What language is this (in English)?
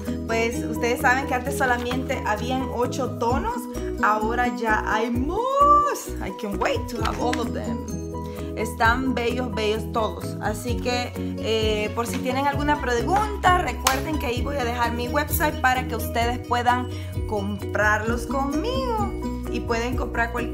Spanish